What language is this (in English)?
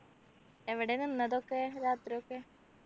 Malayalam